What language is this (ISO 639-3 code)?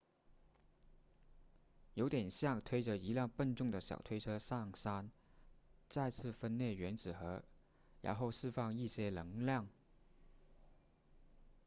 zho